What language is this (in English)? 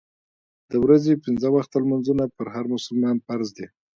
Pashto